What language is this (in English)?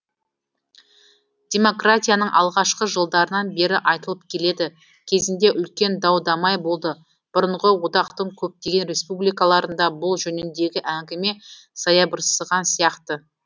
Kazakh